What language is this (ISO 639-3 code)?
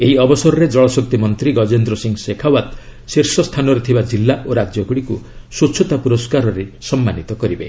ori